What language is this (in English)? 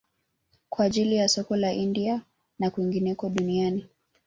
Swahili